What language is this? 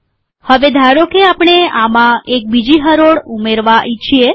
Gujarati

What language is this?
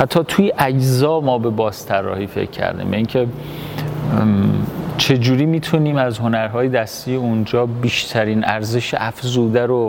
Persian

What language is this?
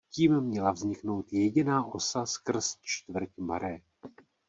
Czech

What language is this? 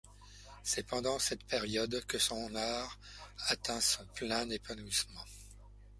French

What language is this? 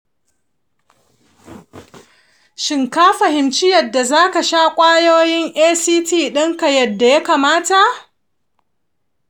Hausa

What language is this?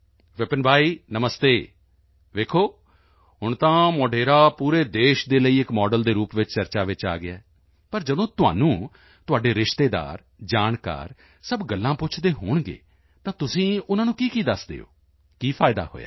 Punjabi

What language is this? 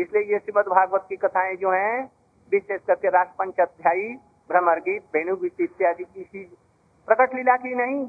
Hindi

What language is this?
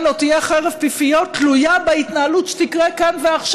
Hebrew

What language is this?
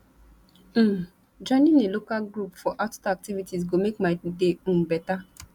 Nigerian Pidgin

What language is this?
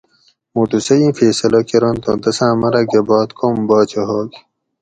Gawri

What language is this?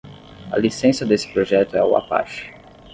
Portuguese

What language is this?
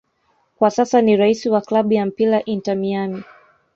Swahili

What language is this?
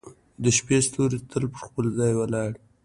Pashto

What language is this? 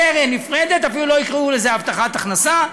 Hebrew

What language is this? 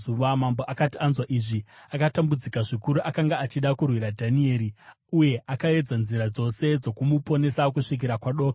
Shona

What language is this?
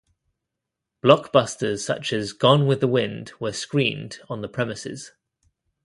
English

